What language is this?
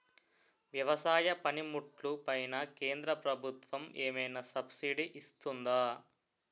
Telugu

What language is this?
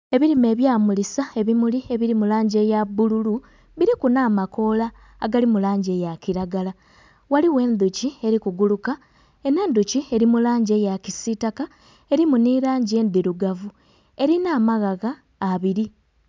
Soga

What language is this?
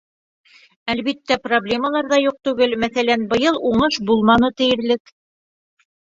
Bashkir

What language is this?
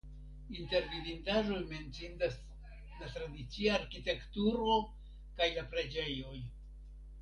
Esperanto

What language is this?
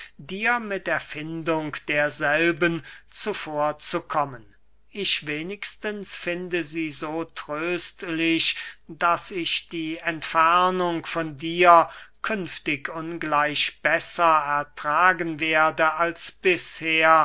German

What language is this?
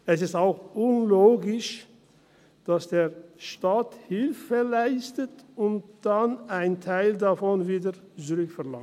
Swiss German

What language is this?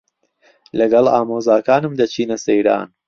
Central Kurdish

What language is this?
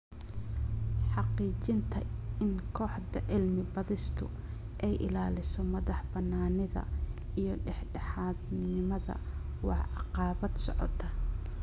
Somali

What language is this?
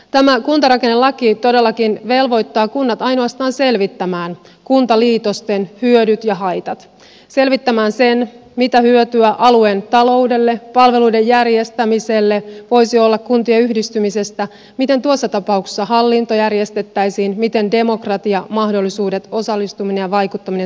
Finnish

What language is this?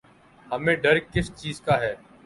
Urdu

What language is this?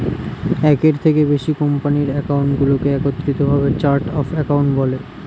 Bangla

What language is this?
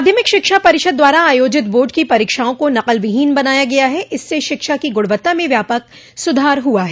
Hindi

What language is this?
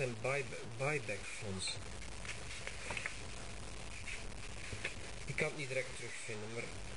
Dutch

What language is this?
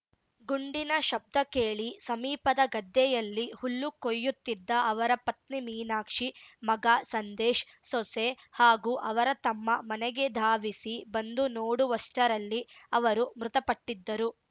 Kannada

